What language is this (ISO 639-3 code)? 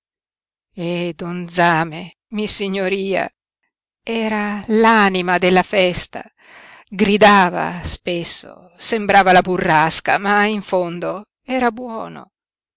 ita